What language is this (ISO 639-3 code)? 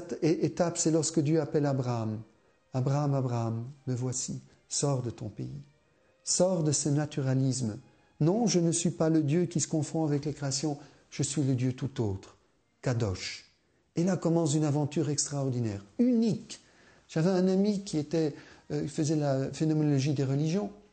fra